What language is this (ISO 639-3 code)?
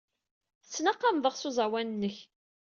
kab